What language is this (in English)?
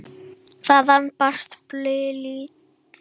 Icelandic